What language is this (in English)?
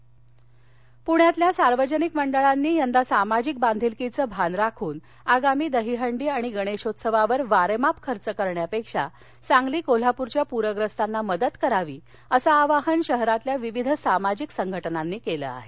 Marathi